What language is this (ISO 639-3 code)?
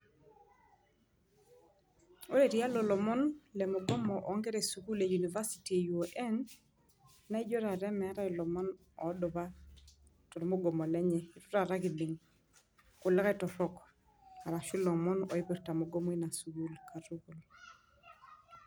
mas